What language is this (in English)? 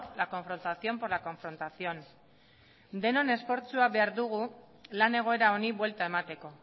Basque